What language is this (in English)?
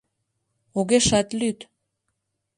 Mari